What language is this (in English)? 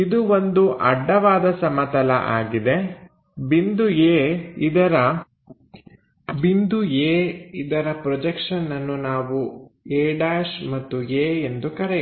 Kannada